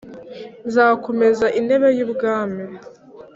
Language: Kinyarwanda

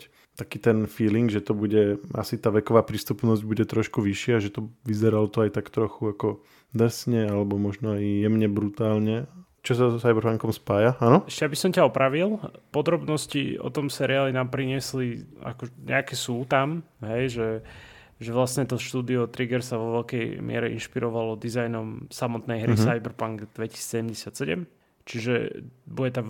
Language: Slovak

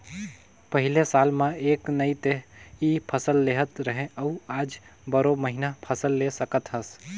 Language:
Chhattisgarhi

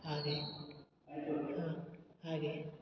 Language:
Kannada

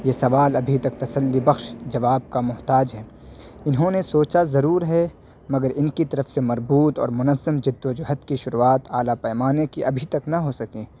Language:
Urdu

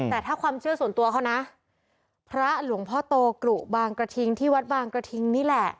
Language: Thai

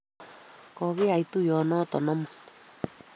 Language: Kalenjin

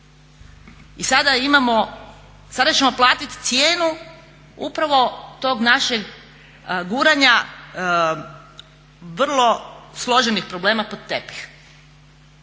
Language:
Croatian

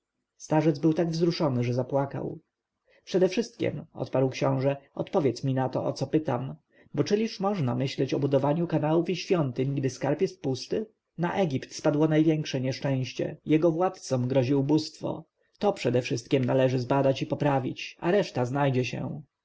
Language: Polish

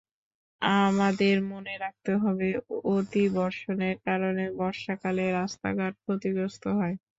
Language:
Bangla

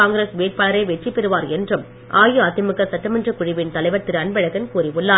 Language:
Tamil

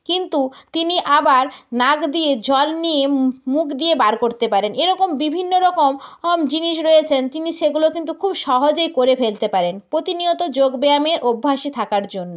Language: Bangla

